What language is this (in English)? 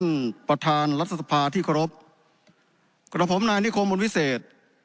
Thai